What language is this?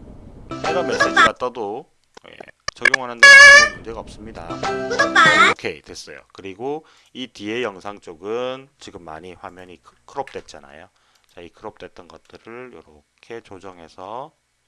Korean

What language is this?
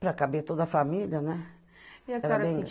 Portuguese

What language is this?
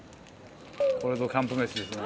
Japanese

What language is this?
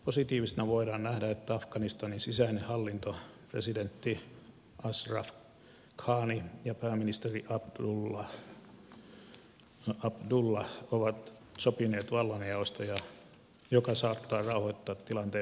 Finnish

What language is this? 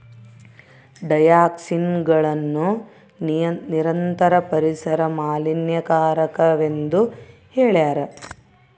Kannada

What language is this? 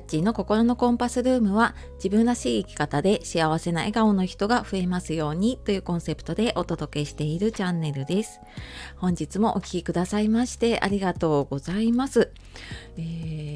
Japanese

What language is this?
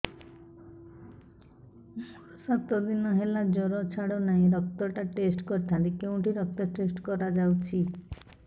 Odia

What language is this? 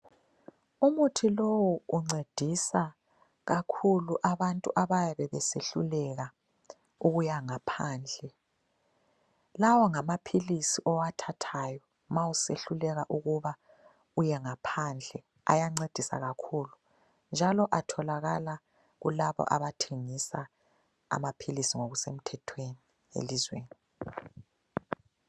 North Ndebele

